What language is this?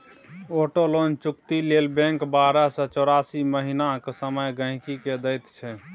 Maithili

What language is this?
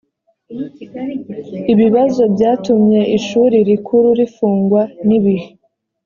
Kinyarwanda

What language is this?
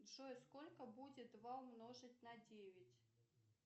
Russian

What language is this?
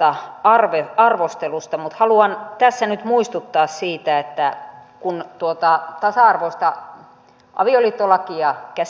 Finnish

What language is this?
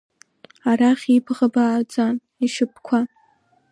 Abkhazian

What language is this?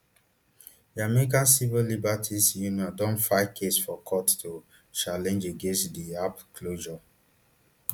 Nigerian Pidgin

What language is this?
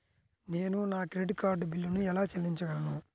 Telugu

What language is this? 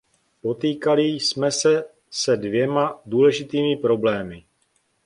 Czech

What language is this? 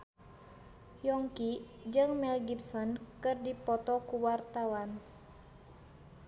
Sundanese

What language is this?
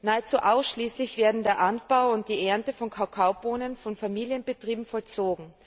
German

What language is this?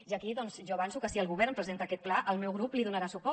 Catalan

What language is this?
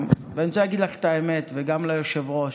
Hebrew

